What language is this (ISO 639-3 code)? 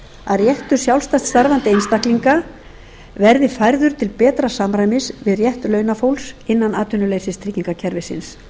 isl